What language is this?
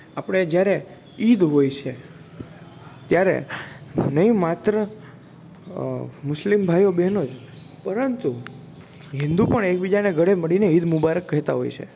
Gujarati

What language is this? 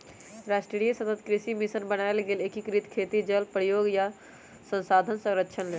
Magahi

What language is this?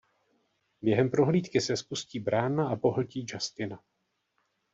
Czech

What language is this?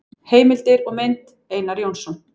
Icelandic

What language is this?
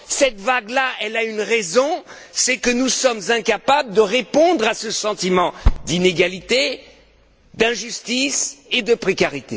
French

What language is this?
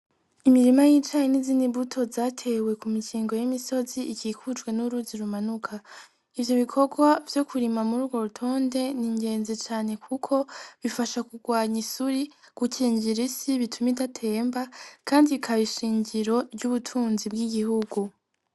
Rundi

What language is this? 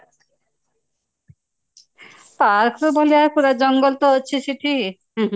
Odia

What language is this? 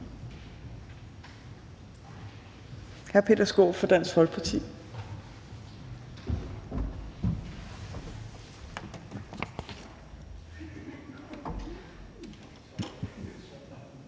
Danish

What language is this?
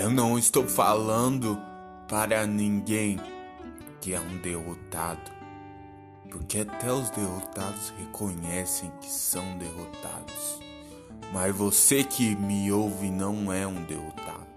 Portuguese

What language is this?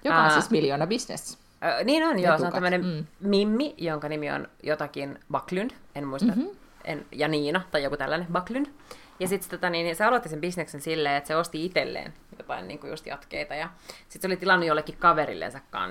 Finnish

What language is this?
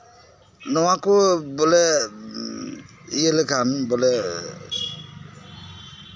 Santali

